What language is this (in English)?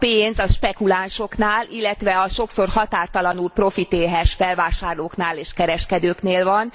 Hungarian